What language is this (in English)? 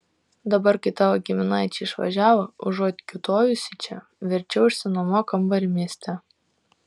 Lithuanian